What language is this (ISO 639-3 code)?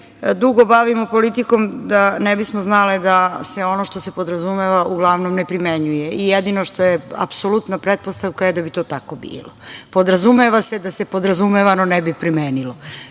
srp